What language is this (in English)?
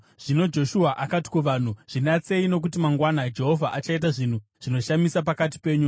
Shona